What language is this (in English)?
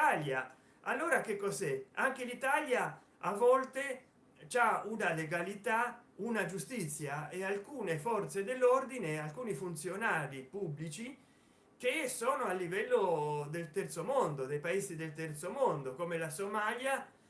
Italian